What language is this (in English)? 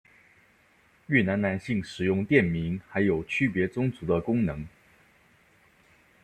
Chinese